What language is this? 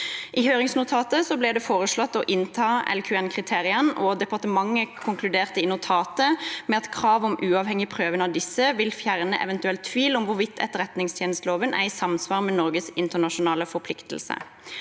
Norwegian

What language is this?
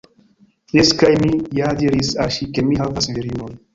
Esperanto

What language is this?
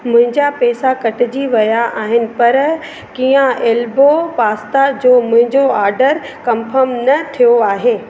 Sindhi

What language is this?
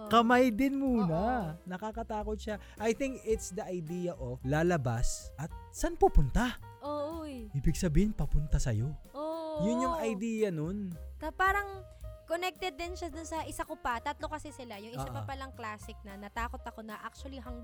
Filipino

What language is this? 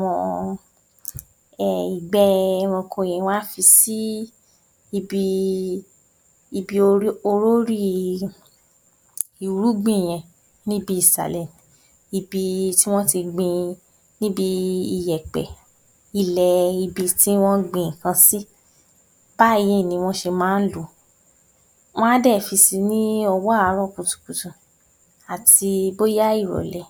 Yoruba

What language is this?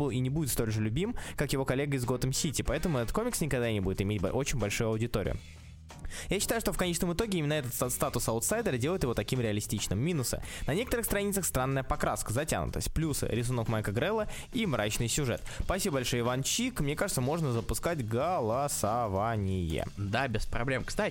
Russian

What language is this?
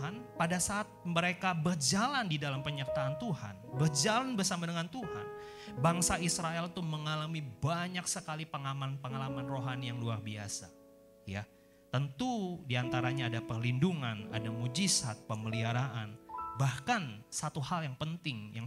Indonesian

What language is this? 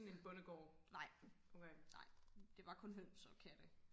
Danish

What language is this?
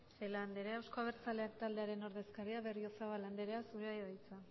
Basque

